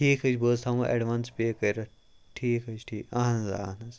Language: Kashmiri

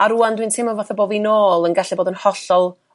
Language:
Welsh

